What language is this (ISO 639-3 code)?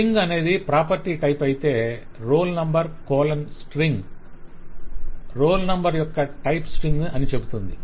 tel